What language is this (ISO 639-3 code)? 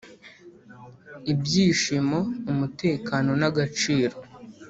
kin